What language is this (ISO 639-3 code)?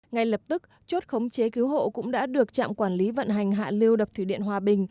vie